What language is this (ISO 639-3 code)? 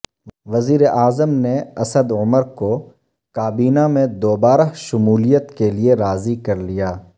urd